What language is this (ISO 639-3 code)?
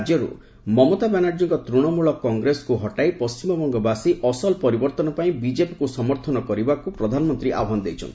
ori